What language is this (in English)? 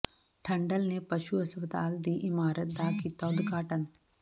Punjabi